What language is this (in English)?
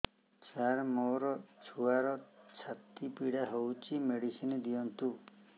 Odia